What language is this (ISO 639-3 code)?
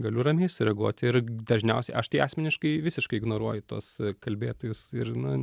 lit